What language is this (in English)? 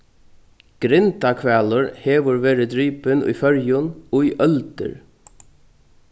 Faroese